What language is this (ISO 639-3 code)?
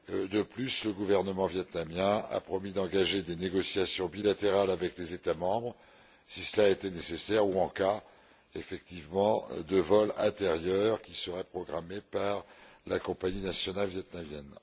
fra